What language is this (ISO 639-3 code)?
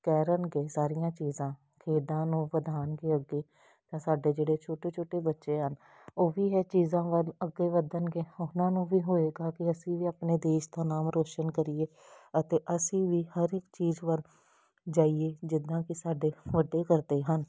pan